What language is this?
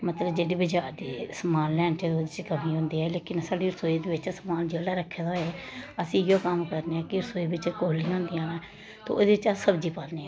Dogri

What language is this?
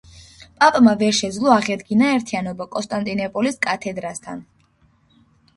Georgian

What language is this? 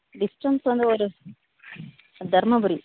Tamil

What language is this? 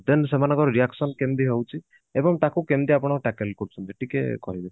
Odia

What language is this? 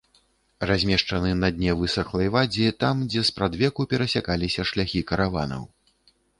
Belarusian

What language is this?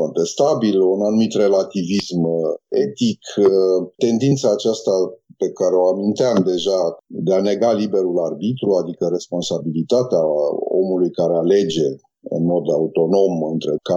Romanian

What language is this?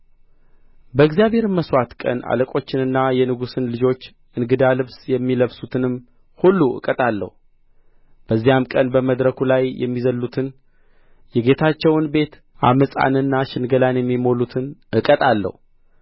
Amharic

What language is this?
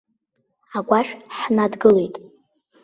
Abkhazian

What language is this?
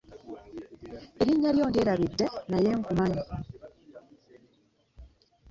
Ganda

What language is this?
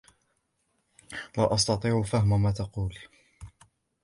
Arabic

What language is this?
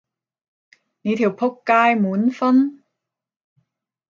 Cantonese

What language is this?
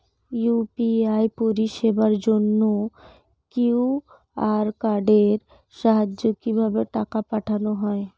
Bangla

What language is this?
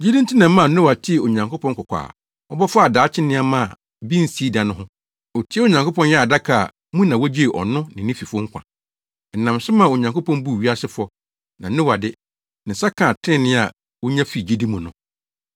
Akan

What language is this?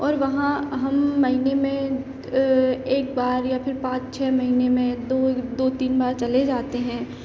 Hindi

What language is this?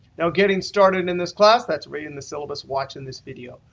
English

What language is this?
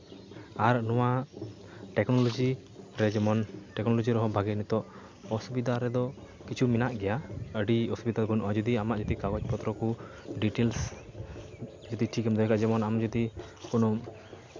Santali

